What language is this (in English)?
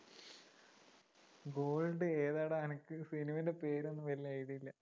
Malayalam